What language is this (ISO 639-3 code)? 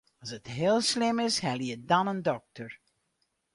fry